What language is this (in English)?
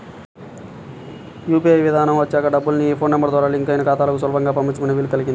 Telugu